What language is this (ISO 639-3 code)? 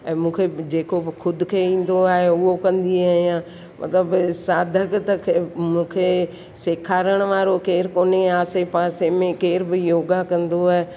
snd